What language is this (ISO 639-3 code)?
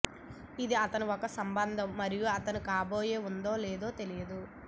tel